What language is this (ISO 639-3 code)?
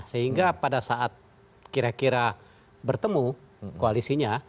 ind